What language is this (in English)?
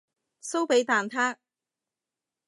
Cantonese